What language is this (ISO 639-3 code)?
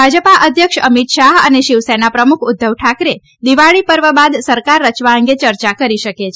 guj